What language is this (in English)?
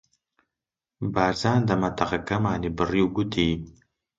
Central Kurdish